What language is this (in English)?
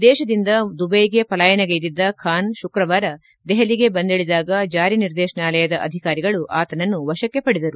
Kannada